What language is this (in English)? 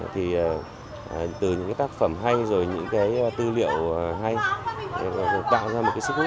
Vietnamese